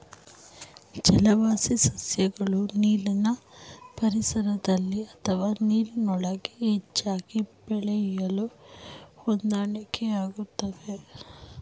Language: Kannada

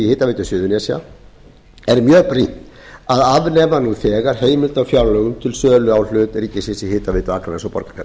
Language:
Icelandic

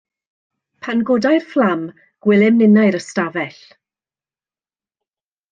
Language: Welsh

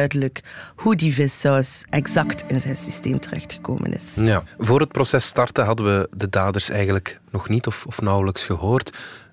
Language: Dutch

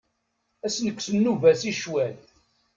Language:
Kabyle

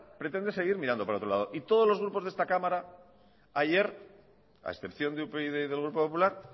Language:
Spanish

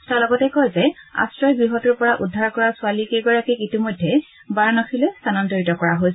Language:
Assamese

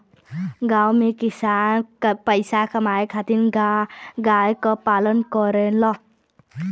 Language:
Bhojpuri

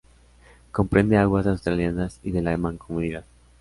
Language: Spanish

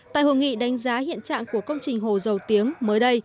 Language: Vietnamese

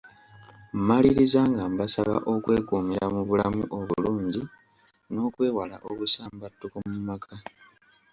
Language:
Ganda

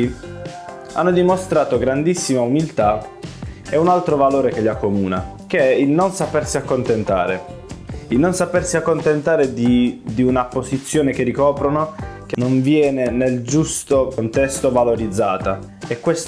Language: Italian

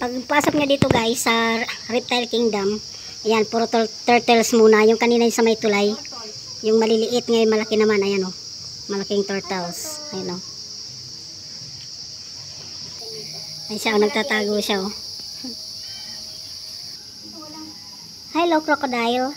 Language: Filipino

